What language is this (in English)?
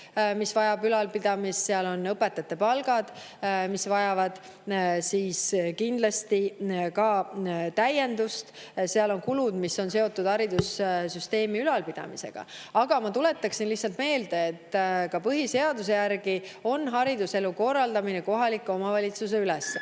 Estonian